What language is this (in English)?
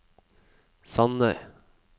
Norwegian